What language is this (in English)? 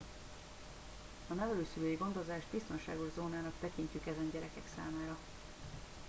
Hungarian